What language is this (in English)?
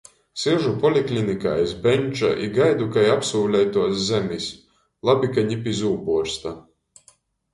Latgalian